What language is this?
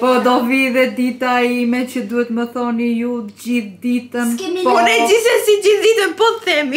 Romanian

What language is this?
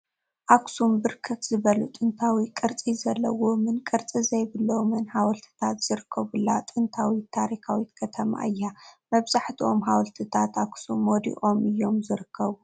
Tigrinya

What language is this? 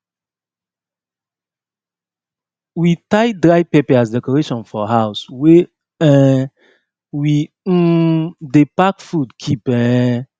Nigerian Pidgin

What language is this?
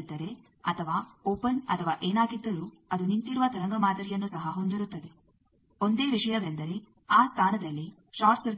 Kannada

